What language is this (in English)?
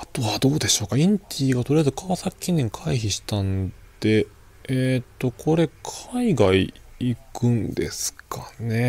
Japanese